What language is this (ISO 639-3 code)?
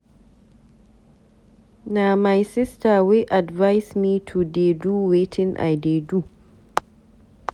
pcm